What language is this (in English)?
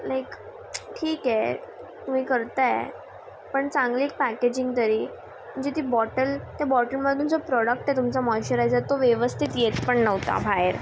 Marathi